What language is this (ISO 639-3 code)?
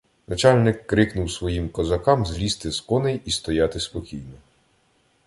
ukr